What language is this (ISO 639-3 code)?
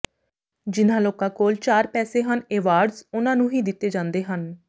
pan